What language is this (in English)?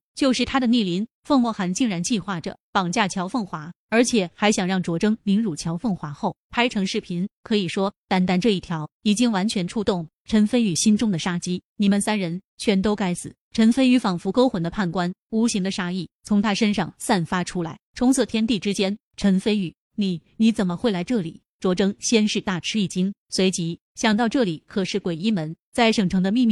Chinese